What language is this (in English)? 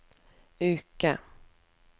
Norwegian